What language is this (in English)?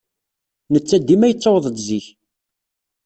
Kabyle